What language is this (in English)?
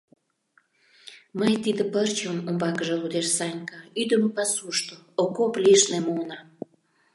Mari